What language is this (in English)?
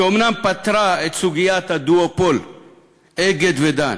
Hebrew